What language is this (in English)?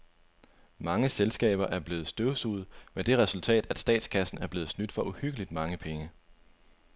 Danish